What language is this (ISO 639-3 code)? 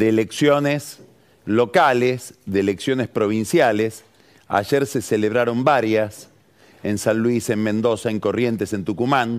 spa